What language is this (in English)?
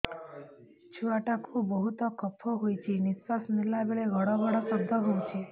Odia